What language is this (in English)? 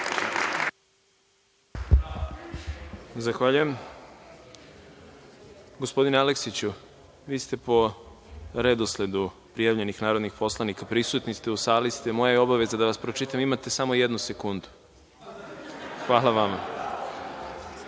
Serbian